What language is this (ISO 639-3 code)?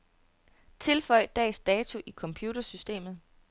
dan